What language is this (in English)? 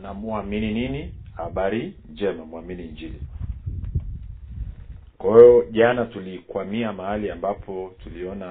Swahili